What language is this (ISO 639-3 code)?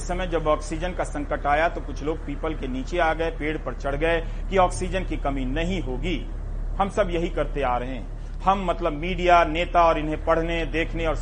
hin